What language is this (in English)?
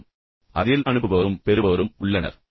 Tamil